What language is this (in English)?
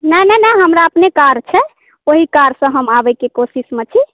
Maithili